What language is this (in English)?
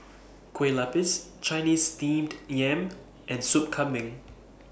English